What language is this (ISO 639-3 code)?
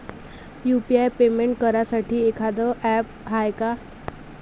mar